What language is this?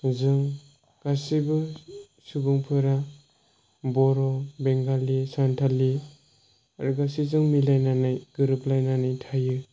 Bodo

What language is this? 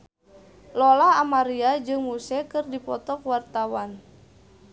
Sundanese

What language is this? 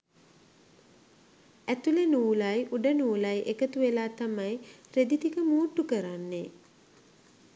Sinhala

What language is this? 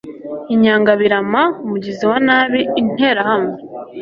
Kinyarwanda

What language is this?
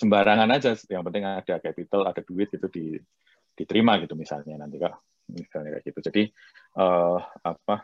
Indonesian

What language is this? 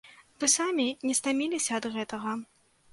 Belarusian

